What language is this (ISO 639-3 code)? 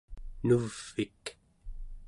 esu